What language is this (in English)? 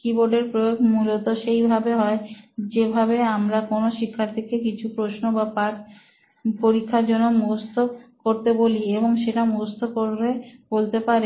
Bangla